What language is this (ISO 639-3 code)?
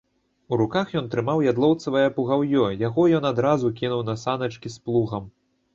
bel